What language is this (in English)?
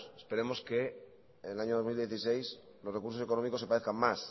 Spanish